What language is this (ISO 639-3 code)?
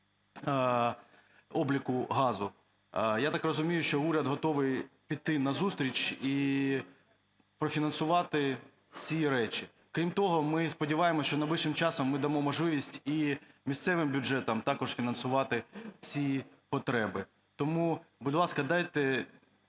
ukr